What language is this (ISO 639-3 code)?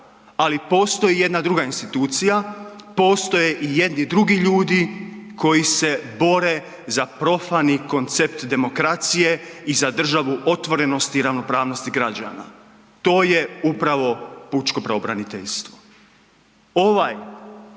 hrv